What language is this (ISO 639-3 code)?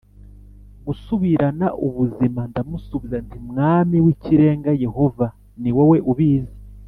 kin